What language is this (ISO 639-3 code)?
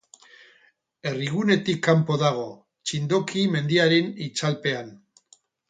eus